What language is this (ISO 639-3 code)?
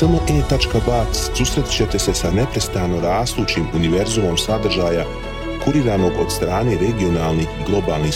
hrv